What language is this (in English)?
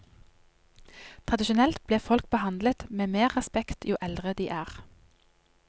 Norwegian